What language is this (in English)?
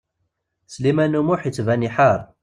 Kabyle